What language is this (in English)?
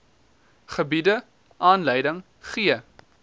Afrikaans